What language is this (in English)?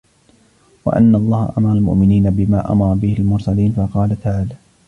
Arabic